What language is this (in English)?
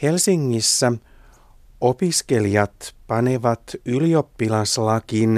Finnish